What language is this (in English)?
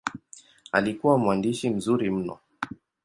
Swahili